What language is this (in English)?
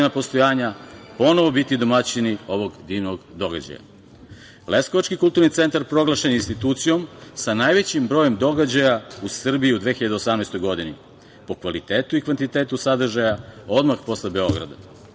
Serbian